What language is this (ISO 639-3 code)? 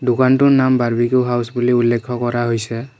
asm